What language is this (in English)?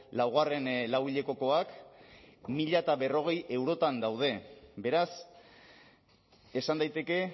Basque